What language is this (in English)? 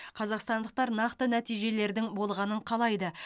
Kazakh